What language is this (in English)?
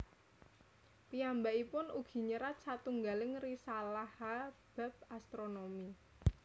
Javanese